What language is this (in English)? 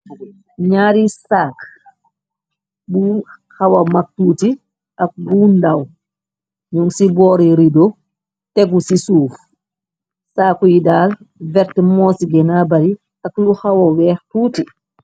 Wolof